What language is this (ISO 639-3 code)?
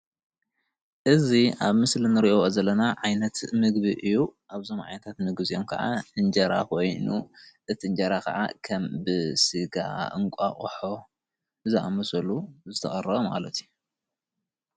tir